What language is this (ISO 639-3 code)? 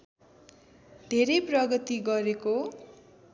nep